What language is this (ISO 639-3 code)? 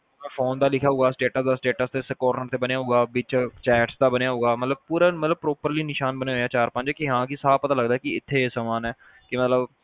pan